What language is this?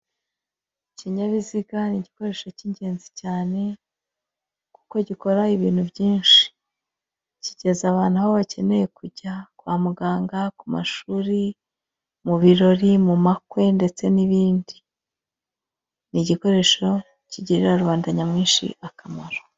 Kinyarwanda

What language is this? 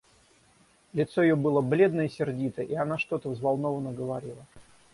Russian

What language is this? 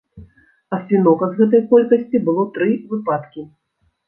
Belarusian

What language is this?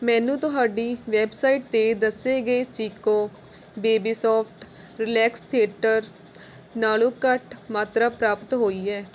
Punjabi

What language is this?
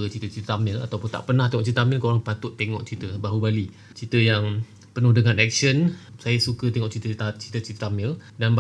Malay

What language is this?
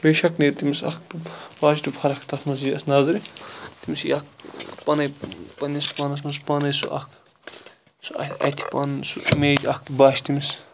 Kashmiri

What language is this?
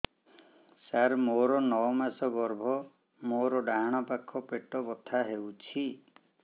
Odia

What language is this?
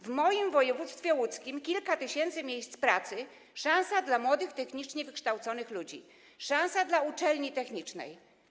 Polish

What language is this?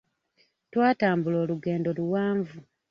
Ganda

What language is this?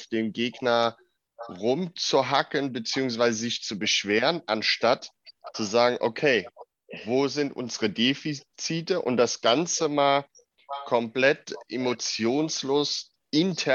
German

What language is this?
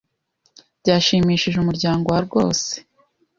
Kinyarwanda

